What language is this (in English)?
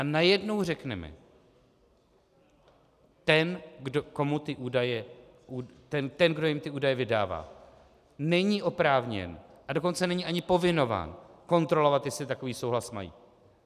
Czech